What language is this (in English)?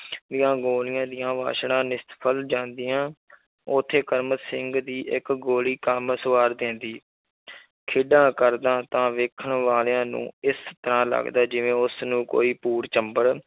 Punjabi